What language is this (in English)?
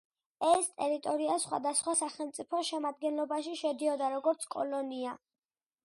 Georgian